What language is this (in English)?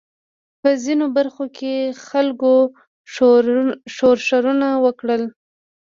Pashto